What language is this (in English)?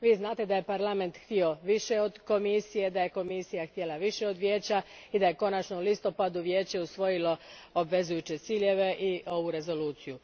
Croatian